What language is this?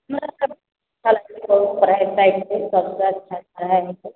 Maithili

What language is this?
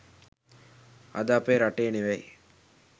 Sinhala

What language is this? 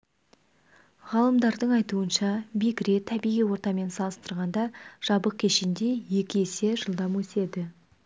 Kazakh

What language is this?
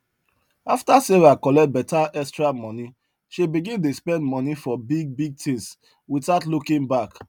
Nigerian Pidgin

